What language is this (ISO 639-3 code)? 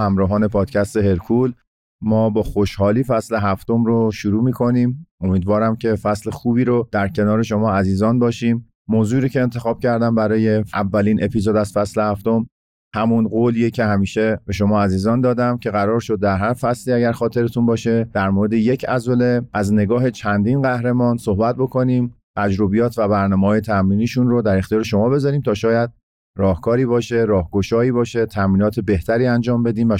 fas